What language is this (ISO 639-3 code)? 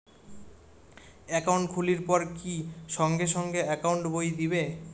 ben